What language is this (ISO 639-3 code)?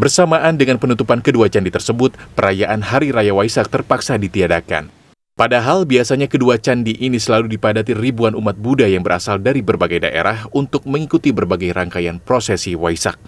ind